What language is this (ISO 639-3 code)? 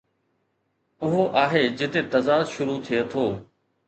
snd